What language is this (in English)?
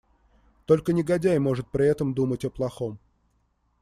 Russian